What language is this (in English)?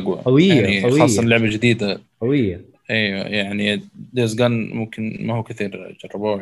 Arabic